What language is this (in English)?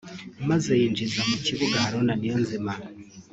Kinyarwanda